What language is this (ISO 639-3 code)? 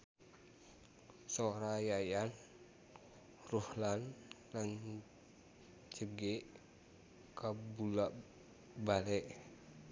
sun